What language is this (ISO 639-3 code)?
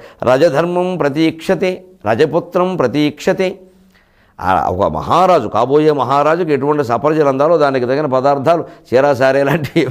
ind